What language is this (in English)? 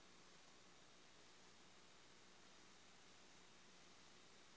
Magahi